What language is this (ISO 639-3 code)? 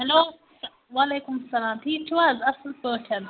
kas